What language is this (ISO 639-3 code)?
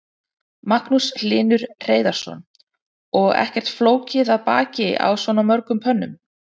isl